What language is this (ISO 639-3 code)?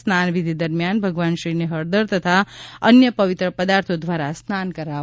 guj